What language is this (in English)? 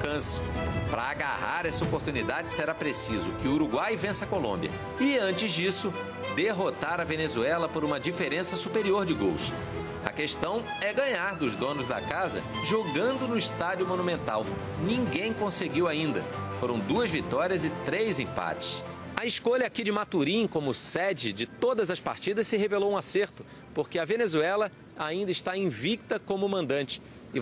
Portuguese